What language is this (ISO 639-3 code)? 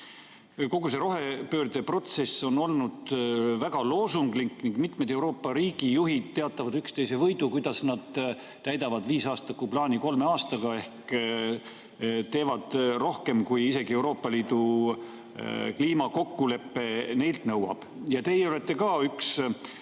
est